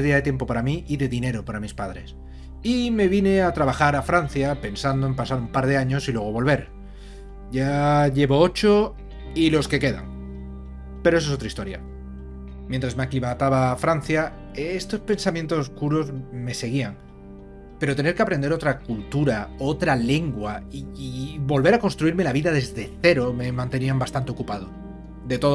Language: Spanish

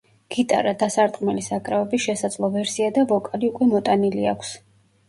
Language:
Georgian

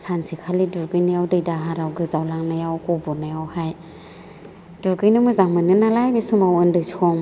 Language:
Bodo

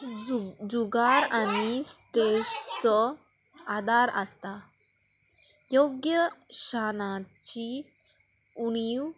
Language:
Konkani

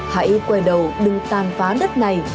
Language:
Vietnamese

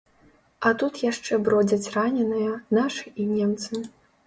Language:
Belarusian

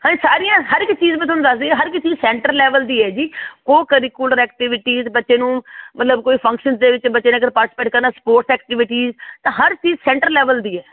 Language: Punjabi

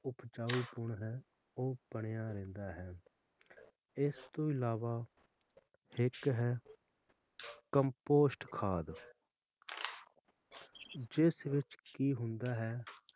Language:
Punjabi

